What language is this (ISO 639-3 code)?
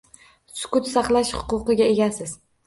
uzb